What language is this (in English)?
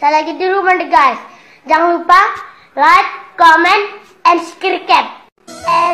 Thai